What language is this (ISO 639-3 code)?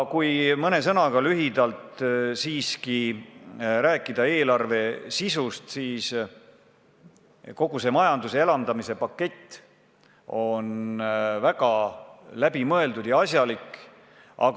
est